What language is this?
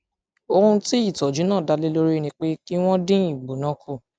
Yoruba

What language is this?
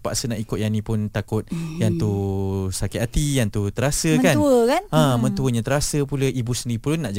Malay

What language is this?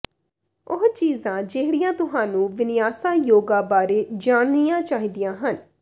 Punjabi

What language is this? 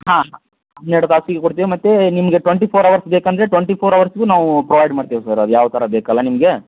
Kannada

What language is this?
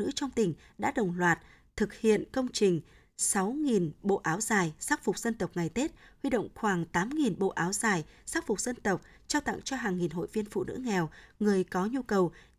Vietnamese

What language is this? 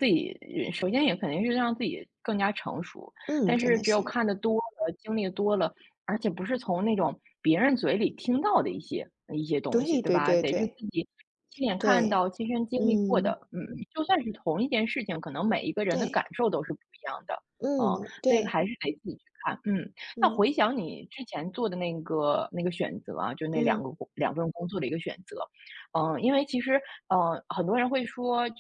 Chinese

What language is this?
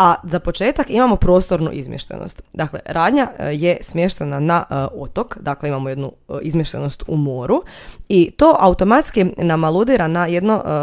Croatian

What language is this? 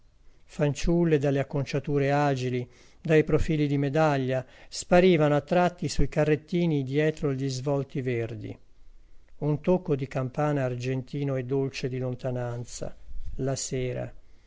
Italian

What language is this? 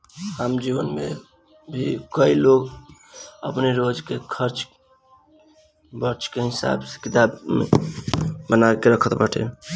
Bhojpuri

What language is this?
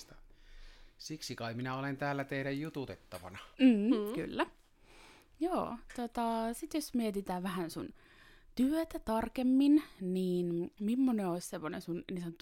Finnish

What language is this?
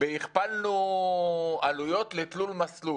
Hebrew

